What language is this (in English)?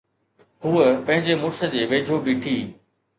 Sindhi